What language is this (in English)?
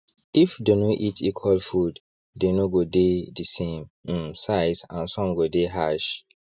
Nigerian Pidgin